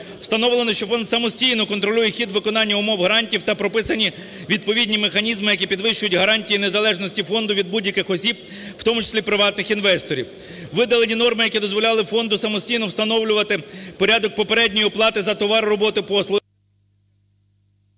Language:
Ukrainian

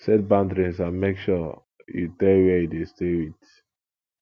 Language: Nigerian Pidgin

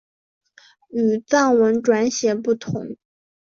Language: Chinese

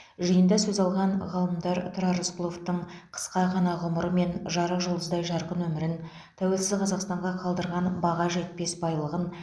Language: Kazakh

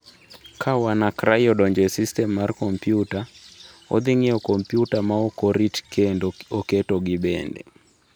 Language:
Luo (Kenya and Tanzania)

